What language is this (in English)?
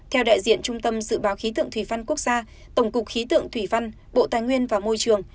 Vietnamese